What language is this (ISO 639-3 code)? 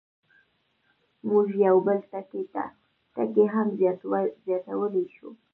pus